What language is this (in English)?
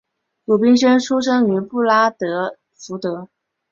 Chinese